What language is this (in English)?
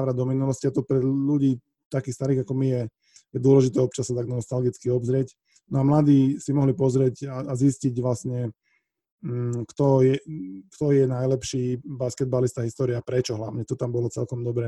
Slovak